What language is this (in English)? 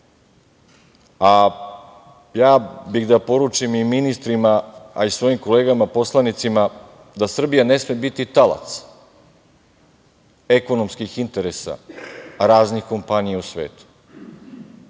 Serbian